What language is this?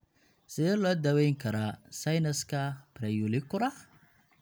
Somali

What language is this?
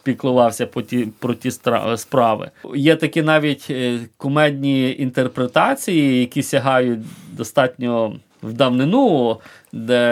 Ukrainian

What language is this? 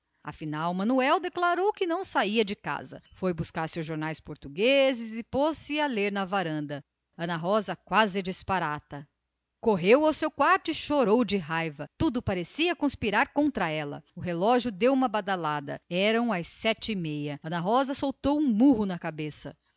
Portuguese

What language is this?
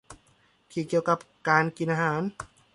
Thai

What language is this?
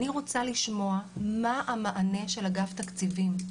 Hebrew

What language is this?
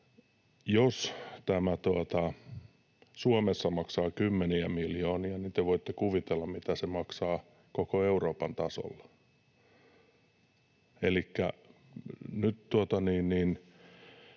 Finnish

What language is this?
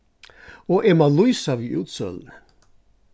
Faroese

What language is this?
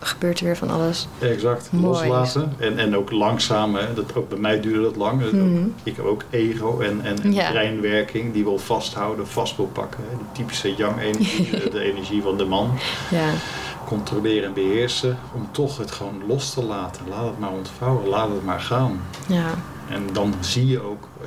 Dutch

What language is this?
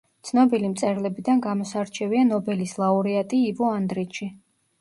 Georgian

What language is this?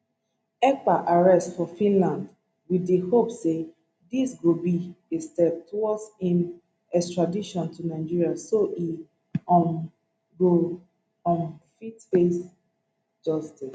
Nigerian Pidgin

